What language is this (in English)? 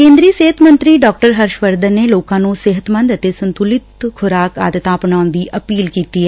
Punjabi